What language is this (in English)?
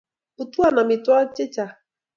Kalenjin